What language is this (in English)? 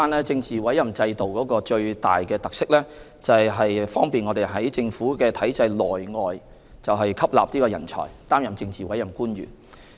Cantonese